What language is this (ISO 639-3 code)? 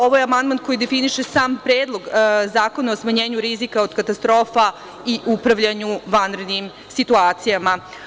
srp